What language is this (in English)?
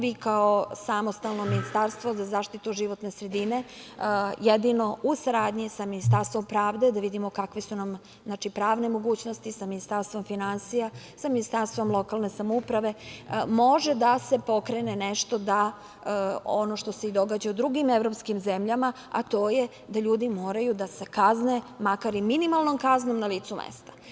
Serbian